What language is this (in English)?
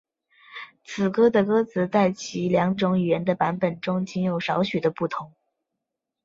Chinese